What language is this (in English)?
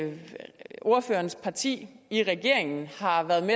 Danish